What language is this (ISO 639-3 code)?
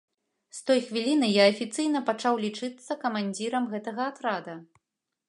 bel